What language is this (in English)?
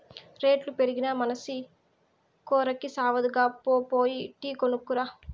Telugu